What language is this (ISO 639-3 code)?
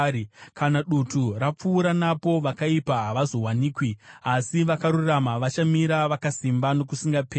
sna